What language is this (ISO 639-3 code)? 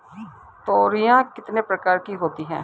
hin